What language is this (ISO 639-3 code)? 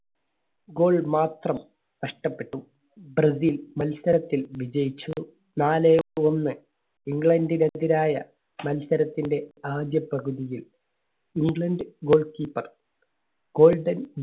mal